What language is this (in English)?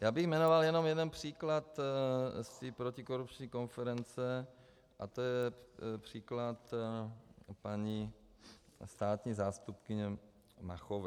Czech